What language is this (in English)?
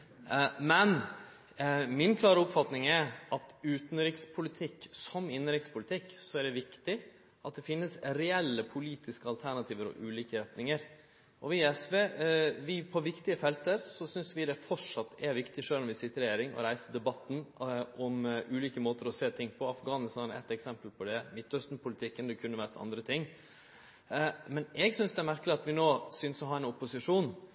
Norwegian Nynorsk